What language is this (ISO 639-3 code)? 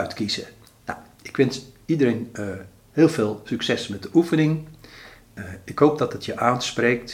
nld